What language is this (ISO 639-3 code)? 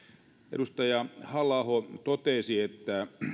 fin